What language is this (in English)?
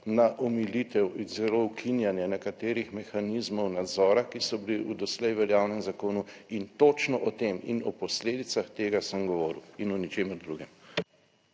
Slovenian